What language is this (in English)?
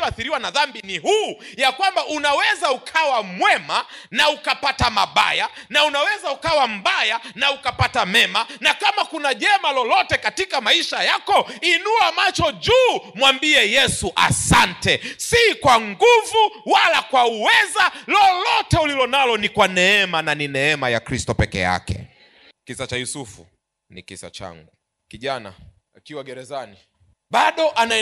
Swahili